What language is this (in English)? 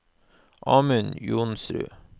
Norwegian